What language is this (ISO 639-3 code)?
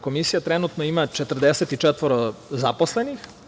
srp